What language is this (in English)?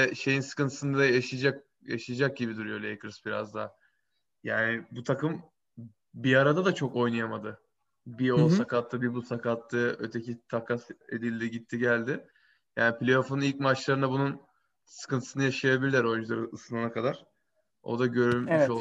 Turkish